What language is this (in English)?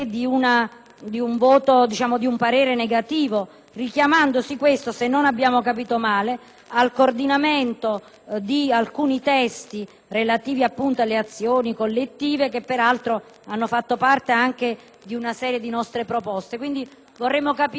Italian